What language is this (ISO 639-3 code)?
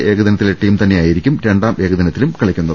mal